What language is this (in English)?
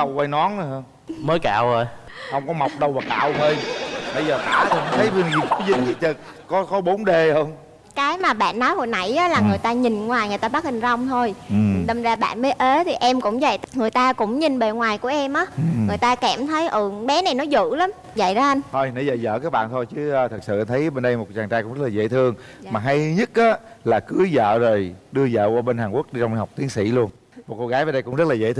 Vietnamese